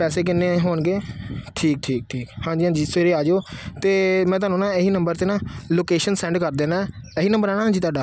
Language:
Punjabi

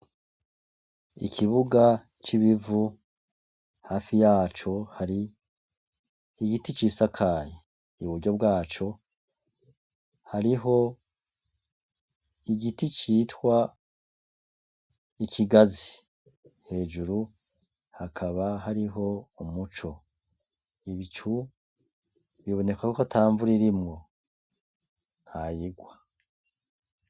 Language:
Rundi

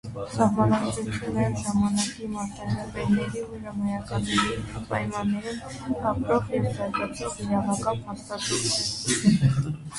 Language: Armenian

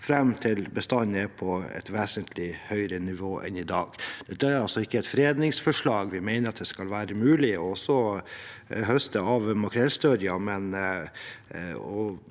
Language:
Norwegian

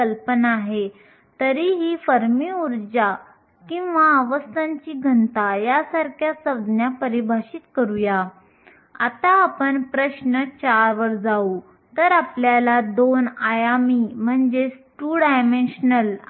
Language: Marathi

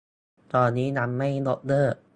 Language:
Thai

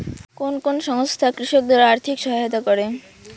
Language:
Bangla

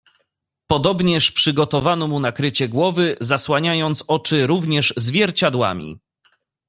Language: Polish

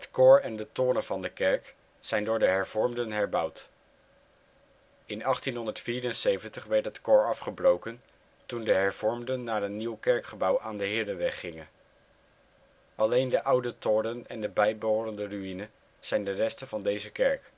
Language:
Dutch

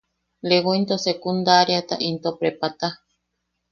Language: Yaqui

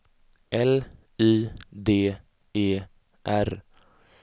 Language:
Swedish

